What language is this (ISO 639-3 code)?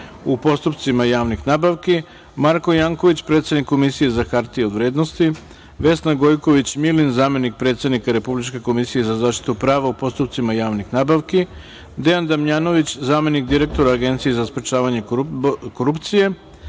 srp